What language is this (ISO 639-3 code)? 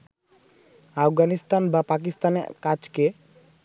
ben